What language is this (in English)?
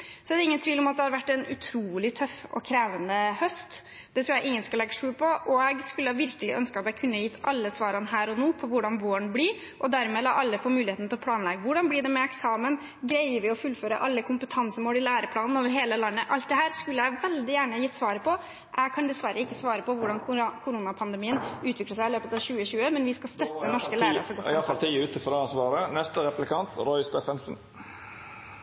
Norwegian